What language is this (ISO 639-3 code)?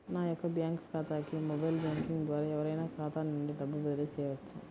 tel